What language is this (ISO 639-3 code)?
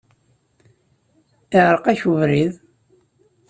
kab